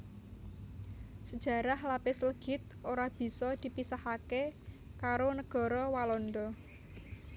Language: Javanese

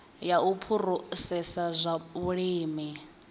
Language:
Venda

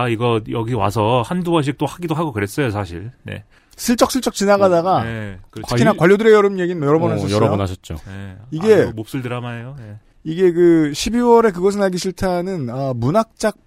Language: Korean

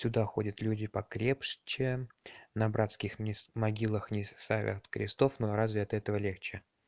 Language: Russian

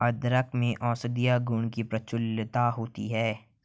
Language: Hindi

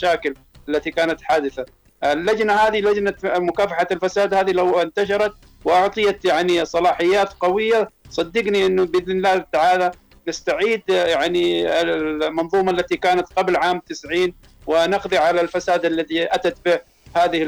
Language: Arabic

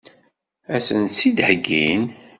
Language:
Kabyle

